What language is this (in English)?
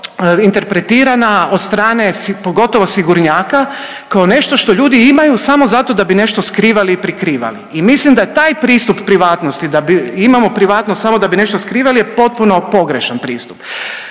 Croatian